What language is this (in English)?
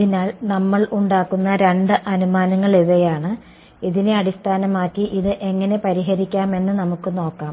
Malayalam